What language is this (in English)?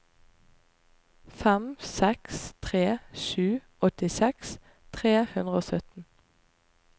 Norwegian